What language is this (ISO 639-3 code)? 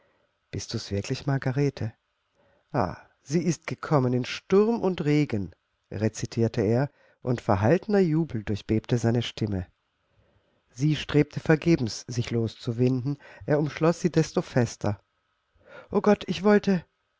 deu